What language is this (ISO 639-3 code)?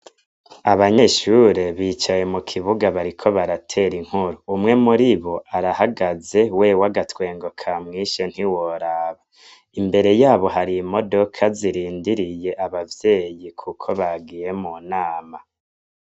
run